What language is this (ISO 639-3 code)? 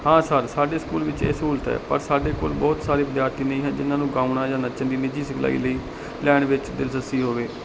pan